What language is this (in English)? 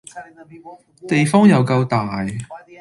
Cantonese